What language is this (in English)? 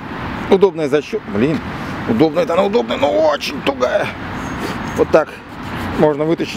Russian